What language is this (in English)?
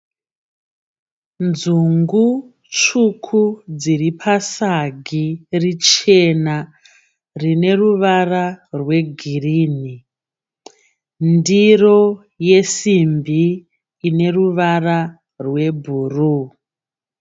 Shona